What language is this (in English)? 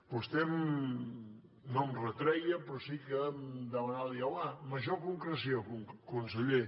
Catalan